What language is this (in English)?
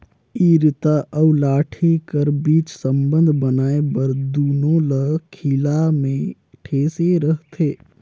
Chhattisgarhi